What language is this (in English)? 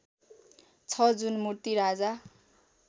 Nepali